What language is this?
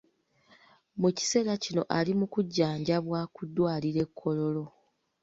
Ganda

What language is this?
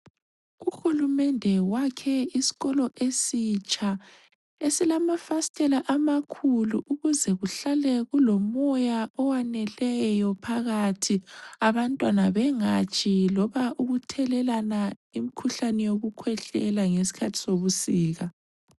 North Ndebele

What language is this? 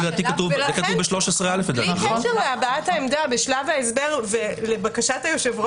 Hebrew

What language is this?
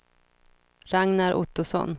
Swedish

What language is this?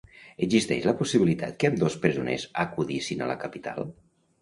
Catalan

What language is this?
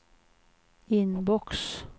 Swedish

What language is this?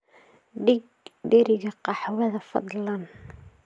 Somali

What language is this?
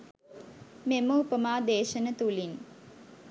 Sinhala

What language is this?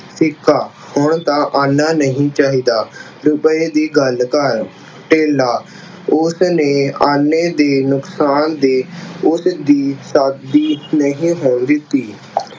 Punjabi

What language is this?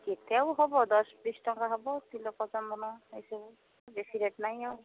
Odia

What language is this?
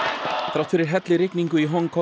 Icelandic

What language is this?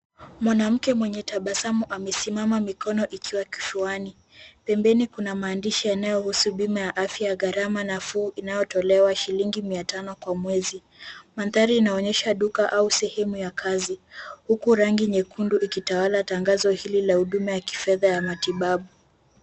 Swahili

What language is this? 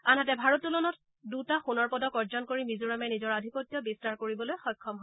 Assamese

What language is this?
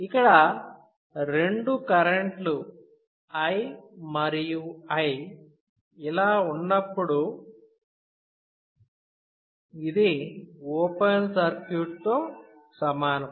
Telugu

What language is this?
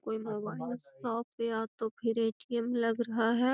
Magahi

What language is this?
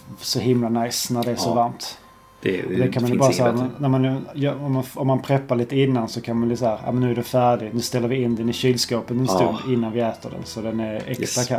Swedish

